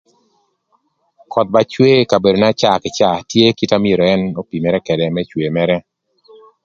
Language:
Thur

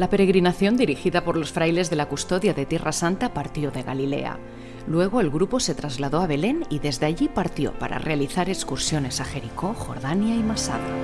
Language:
Spanish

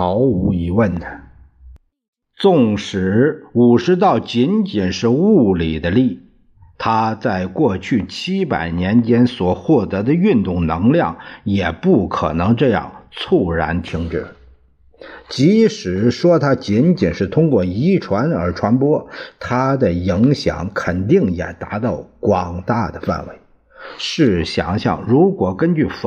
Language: Chinese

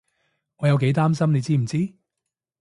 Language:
Cantonese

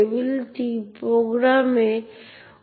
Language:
Bangla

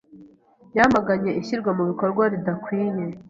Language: Kinyarwanda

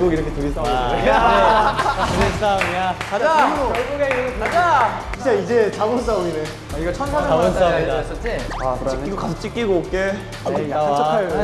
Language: Korean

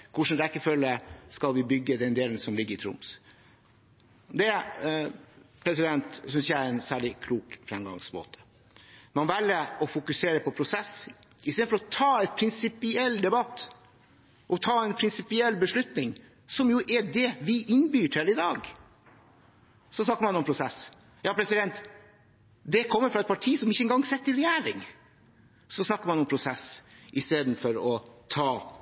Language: Norwegian Bokmål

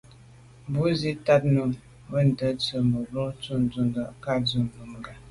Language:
Medumba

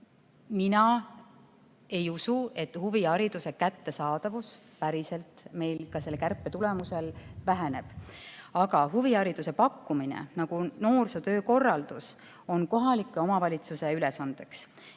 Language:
Estonian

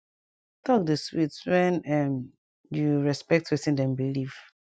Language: Nigerian Pidgin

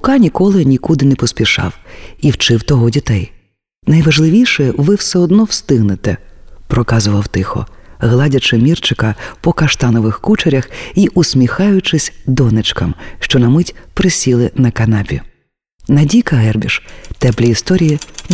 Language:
Ukrainian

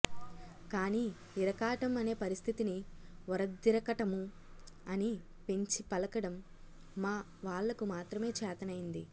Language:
Telugu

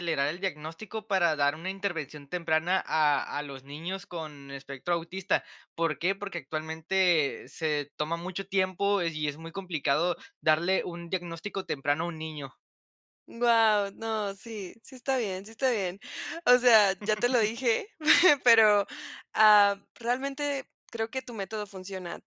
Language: Spanish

